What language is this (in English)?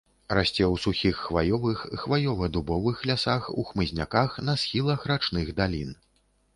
Belarusian